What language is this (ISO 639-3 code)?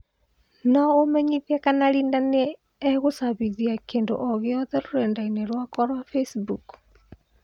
kik